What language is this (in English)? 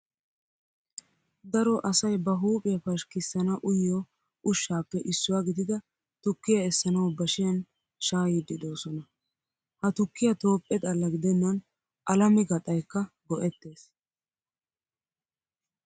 Wolaytta